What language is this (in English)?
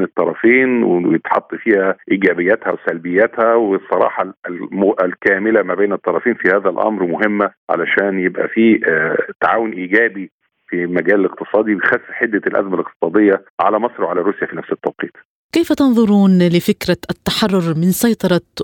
Arabic